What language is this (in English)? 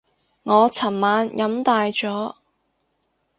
Cantonese